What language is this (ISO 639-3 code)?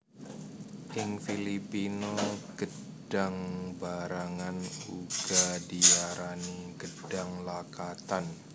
jav